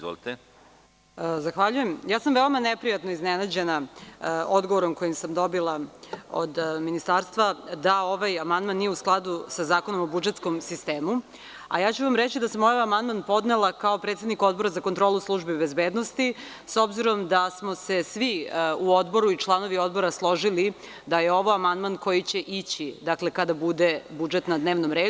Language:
Serbian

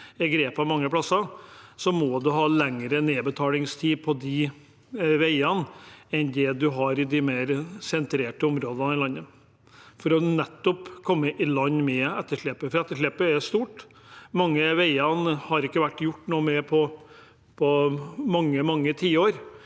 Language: Norwegian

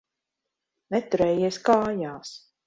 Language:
Latvian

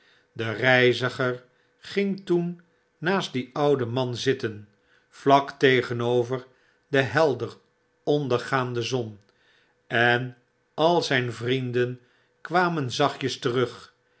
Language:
Dutch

